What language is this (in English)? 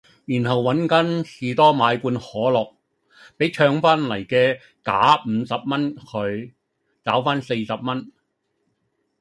Cantonese